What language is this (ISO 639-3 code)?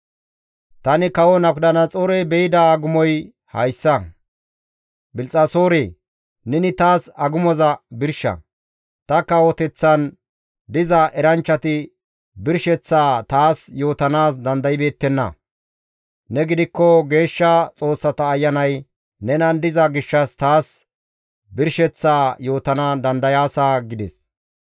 gmv